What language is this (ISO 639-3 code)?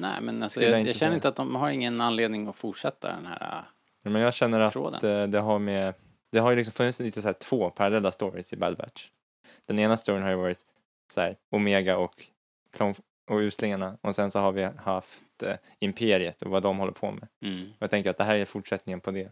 swe